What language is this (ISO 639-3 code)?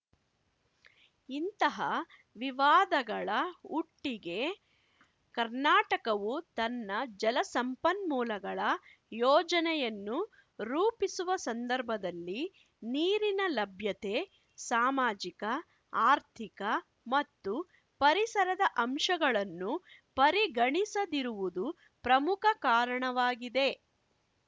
kan